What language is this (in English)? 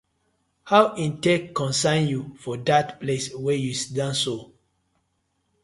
Nigerian Pidgin